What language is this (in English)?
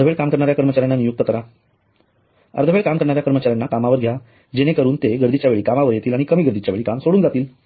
Marathi